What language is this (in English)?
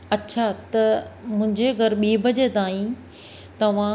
Sindhi